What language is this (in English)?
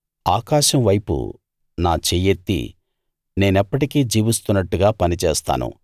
Telugu